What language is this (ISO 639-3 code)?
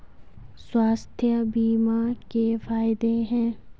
hin